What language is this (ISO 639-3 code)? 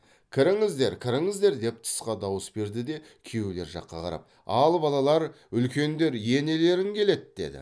kaz